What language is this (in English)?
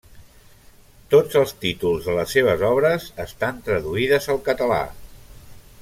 Catalan